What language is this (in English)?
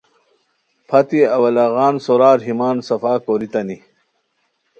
Khowar